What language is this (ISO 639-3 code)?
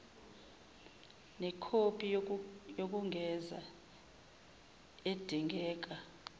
zul